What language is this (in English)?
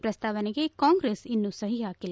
Kannada